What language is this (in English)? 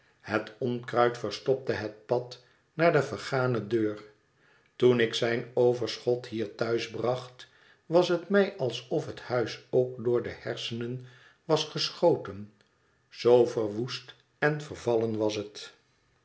Dutch